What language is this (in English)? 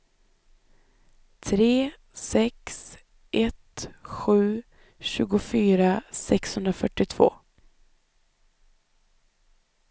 Swedish